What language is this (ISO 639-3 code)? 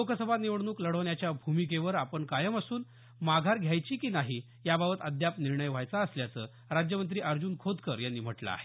mar